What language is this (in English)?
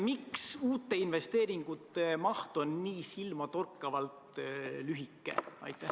Estonian